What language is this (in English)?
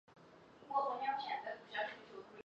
Chinese